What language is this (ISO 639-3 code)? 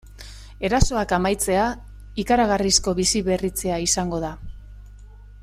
eus